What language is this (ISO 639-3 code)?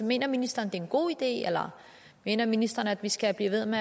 dan